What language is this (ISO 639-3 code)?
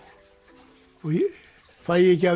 isl